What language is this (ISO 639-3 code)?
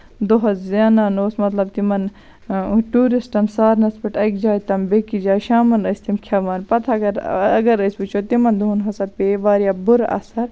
kas